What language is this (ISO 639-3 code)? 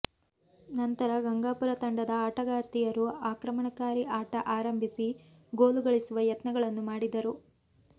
kan